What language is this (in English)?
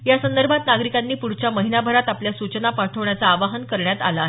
Marathi